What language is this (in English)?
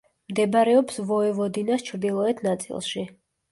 Georgian